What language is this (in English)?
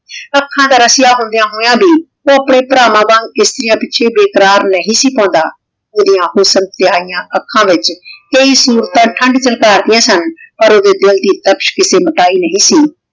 Punjabi